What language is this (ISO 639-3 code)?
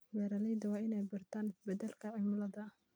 som